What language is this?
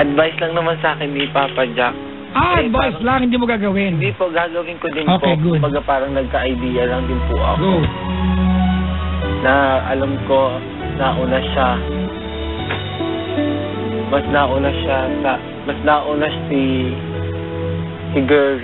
Filipino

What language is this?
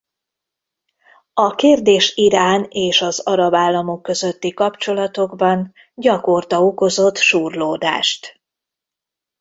Hungarian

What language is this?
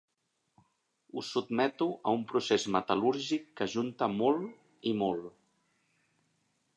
Catalan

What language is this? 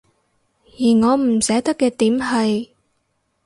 Cantonese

